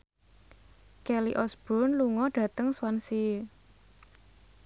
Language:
Javanese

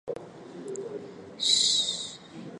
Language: Chinese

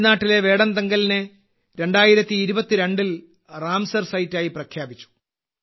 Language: Malayalam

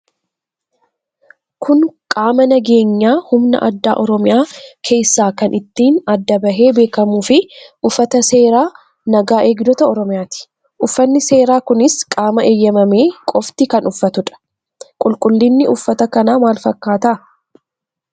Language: Oromo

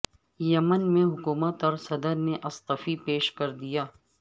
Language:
Urdu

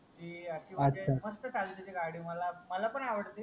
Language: Marathi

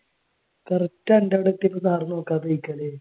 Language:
Malayalam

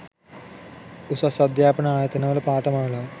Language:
Sinhala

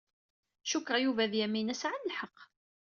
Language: Kabyle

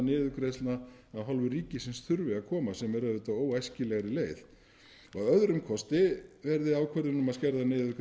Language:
Icelandic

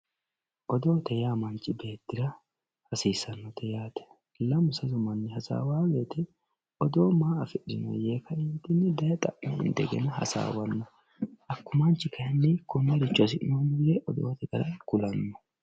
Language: Sidamo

